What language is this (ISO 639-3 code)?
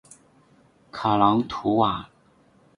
zho